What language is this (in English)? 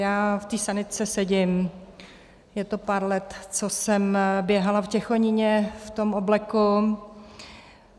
Czech